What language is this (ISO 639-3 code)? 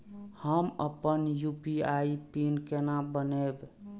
mai